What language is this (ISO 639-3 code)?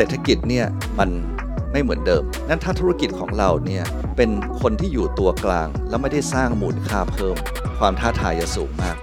tha